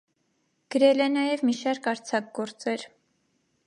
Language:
Armenian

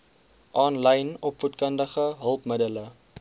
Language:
Afrikaans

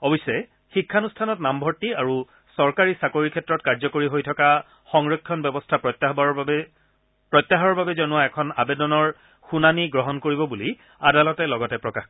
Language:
Assamese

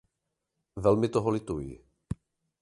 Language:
Czech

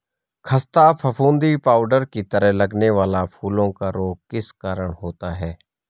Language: Hindi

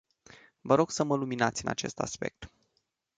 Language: Romanian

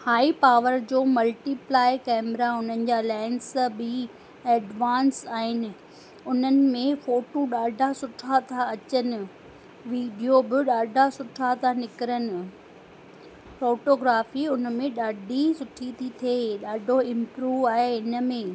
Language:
Sindhi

